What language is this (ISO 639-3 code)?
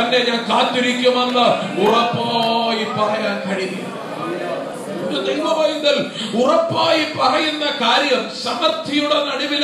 mal